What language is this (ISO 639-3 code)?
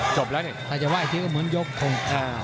tha